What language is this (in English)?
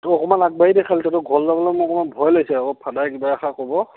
Assamese